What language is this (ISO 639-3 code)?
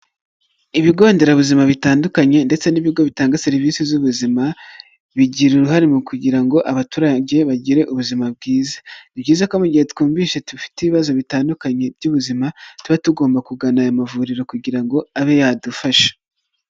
kin